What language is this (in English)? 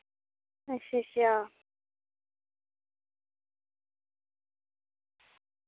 Dogri